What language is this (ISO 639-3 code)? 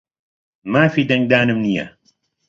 ckb